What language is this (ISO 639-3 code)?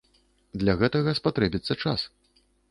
bel